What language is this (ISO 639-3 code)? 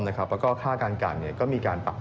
tha